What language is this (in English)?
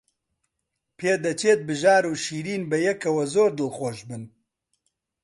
Central Kurdish